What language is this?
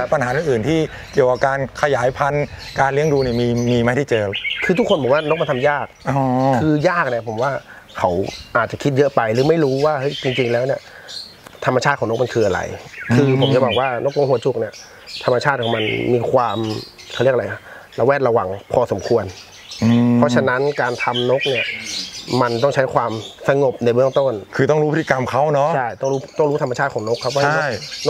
Thai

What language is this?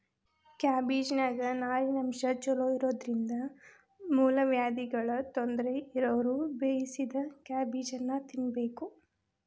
Kannada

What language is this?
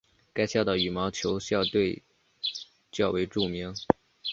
Chinese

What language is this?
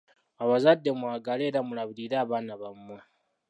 Ganda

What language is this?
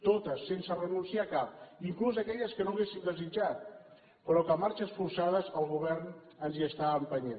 Catalan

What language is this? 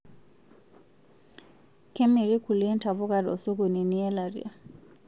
Masai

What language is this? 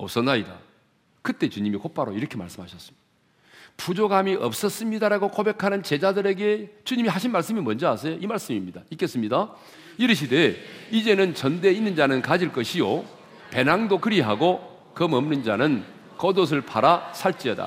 Korean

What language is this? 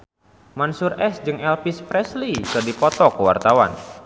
Sundanese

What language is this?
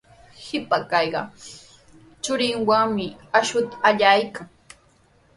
Sihuas Ancash Quechua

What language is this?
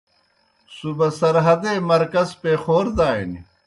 Kohistani Shina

